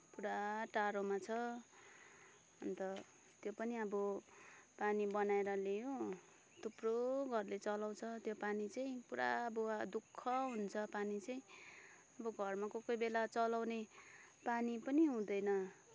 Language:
Nepali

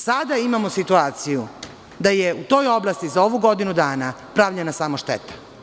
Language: Serbian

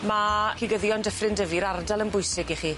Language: Welsh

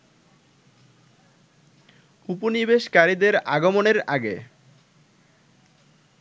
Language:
Bangla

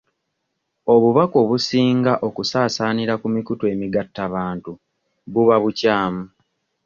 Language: Ganda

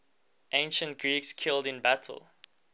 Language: English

